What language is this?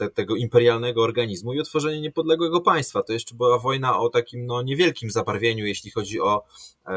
Polish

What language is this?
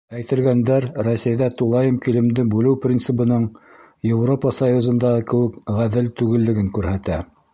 Bashkir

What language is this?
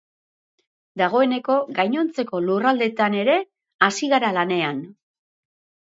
Basque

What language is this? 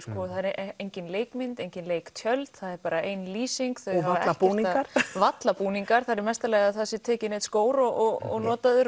Icelandic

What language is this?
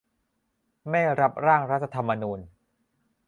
Thai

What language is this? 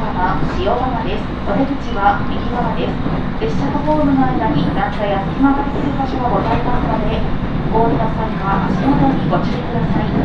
Japanese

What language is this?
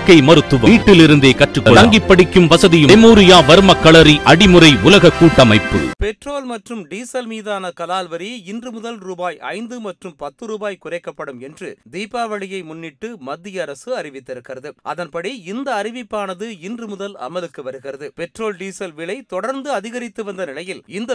Tamil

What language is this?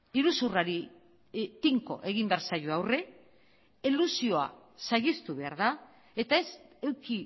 Basque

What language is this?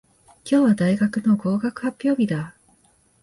Japanese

